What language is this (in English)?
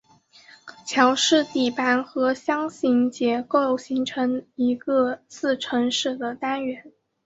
Chinese